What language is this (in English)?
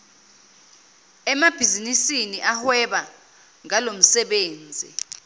Zulu